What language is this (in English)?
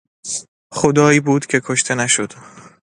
Persian